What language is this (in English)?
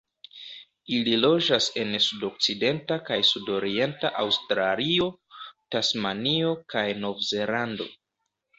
Esperanto